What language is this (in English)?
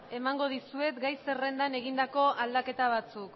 Basque